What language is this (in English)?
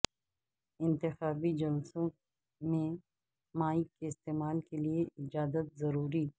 Urdu